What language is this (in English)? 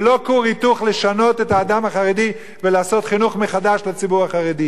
Hebrew